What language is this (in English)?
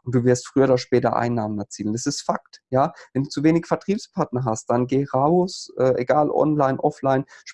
German